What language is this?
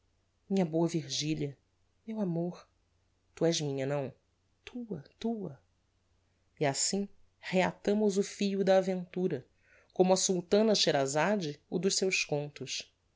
Portuguese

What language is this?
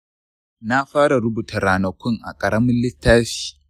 Hausa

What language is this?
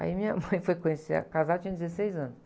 Portuguese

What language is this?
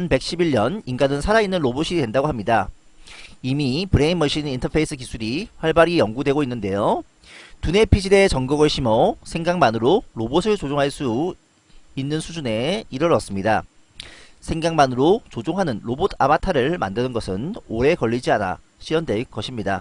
Korean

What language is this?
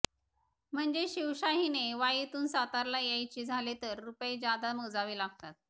Marathi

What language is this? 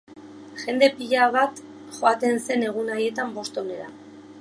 Basque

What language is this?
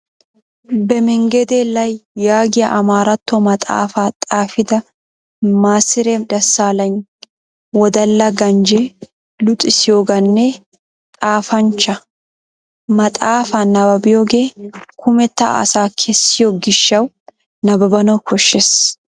Wolaytta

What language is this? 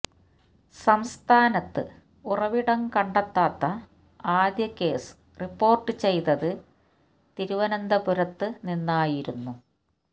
Malayalam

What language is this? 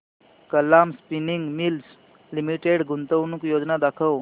Marathi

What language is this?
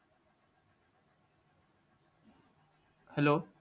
Marathi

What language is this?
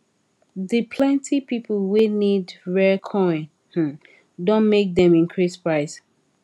Nigerian Pidgin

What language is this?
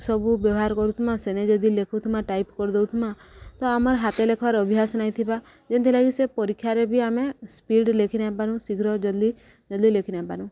Odia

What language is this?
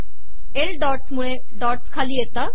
Marathi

